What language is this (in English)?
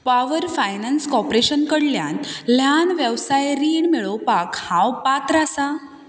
Konkani